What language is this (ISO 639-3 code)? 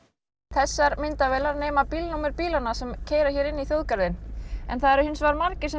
isl